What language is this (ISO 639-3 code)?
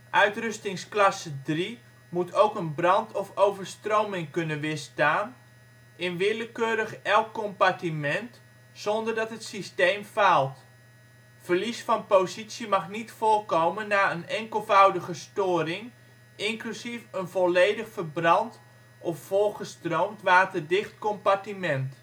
nld